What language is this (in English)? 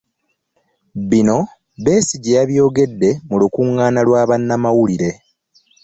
Ganda